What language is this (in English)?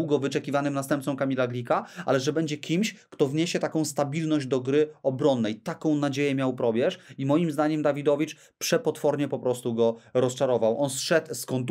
Polish